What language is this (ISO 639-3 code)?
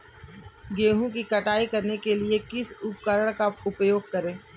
hin